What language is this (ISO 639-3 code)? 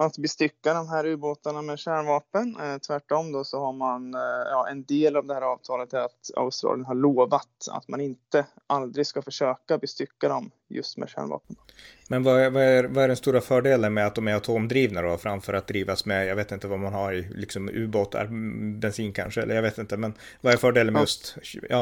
swe